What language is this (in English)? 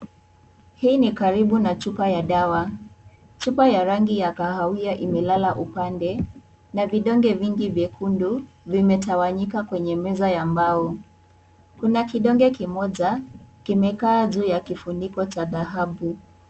Swahili